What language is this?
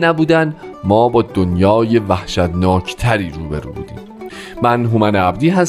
Persian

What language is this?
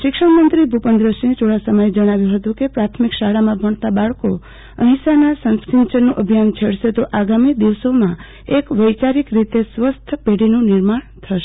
Gujarati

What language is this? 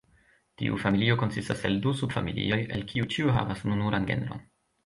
Esperanto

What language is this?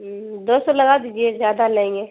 Urdu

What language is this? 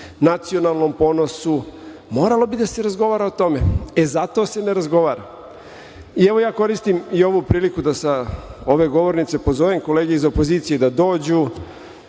Serbian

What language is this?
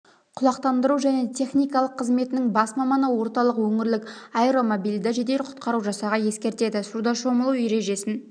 Kazakh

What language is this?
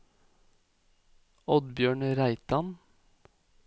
Norwegian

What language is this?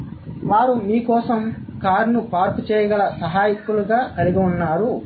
Telugu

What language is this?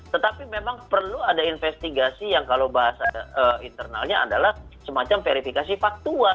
Indonesian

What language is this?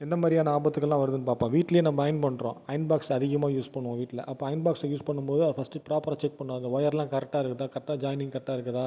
Tamil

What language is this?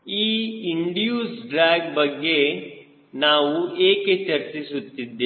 Kannada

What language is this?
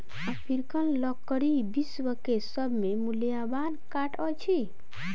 Maithili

